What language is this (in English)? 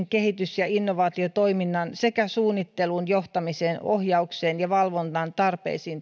Finnish